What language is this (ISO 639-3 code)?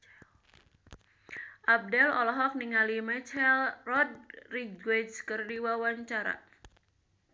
sun